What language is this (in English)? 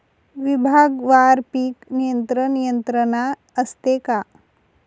Marathi